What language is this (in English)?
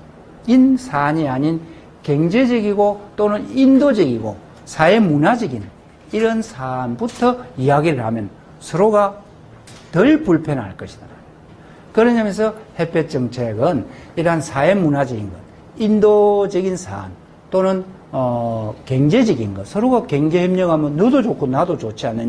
Korean